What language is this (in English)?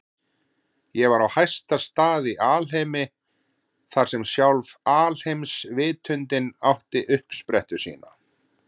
Icelandic